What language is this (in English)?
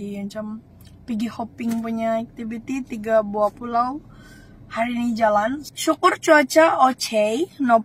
Indonesian